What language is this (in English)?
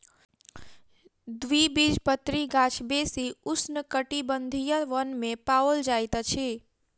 Maithili